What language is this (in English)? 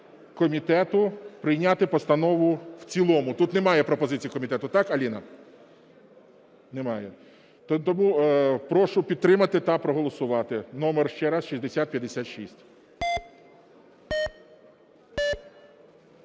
Ukrainian